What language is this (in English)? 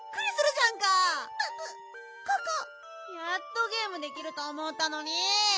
Japanese